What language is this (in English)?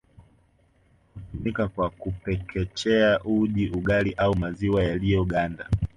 Swahili